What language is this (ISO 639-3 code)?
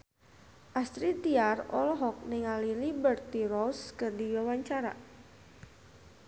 sun